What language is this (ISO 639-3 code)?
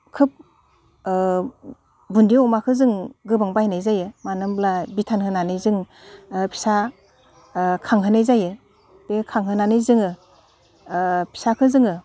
brx